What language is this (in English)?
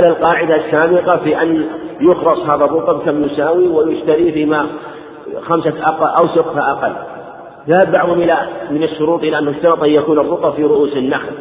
Arabic